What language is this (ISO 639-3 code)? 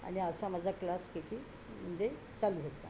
mar